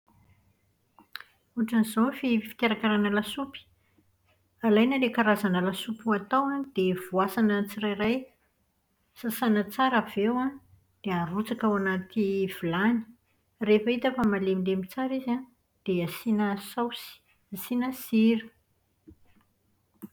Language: Malagasy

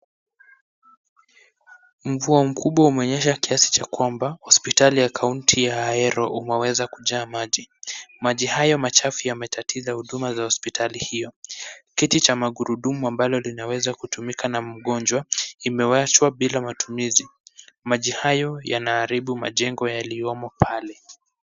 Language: Swahili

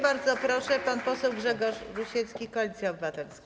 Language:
Polish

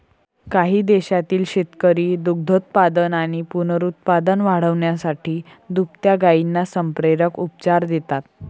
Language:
Marathi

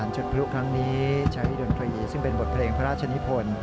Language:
Thai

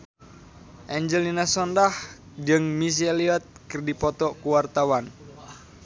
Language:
Sundanese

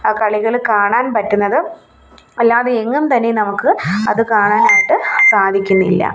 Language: Malayalam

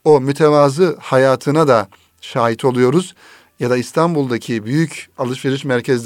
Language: Turkish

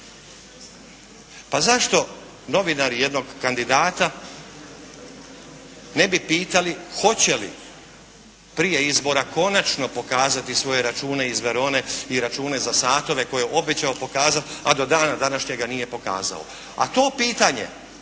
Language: Croatian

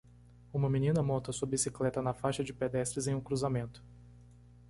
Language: Portuguese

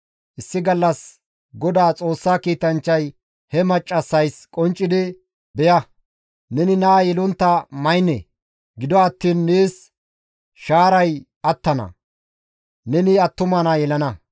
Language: Gamo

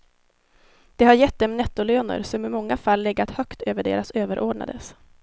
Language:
Swedish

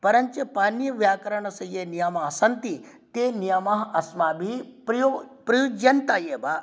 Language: Sanskrit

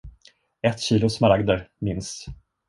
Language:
Swedish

